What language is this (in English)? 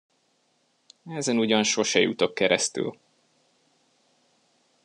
Hungarian